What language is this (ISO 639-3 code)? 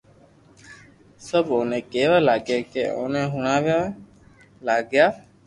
lrk